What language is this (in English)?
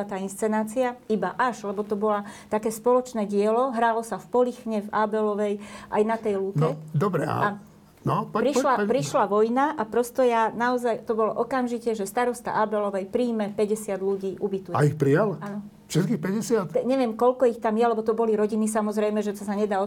Slovak